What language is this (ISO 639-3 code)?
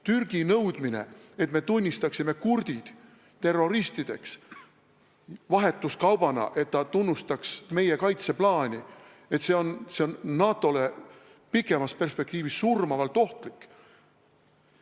est